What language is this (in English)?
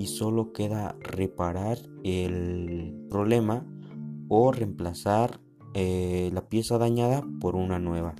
Spanish